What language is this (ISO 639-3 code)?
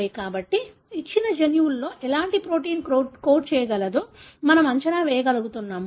tel